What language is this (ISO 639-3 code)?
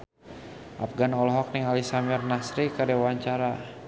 sun